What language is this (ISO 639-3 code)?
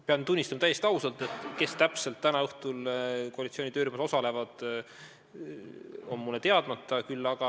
est